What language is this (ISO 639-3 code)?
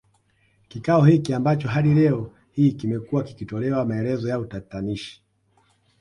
swa